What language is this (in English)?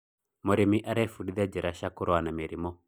Kikuyu